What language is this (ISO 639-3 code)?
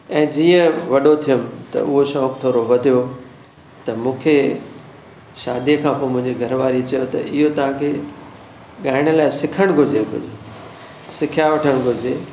snd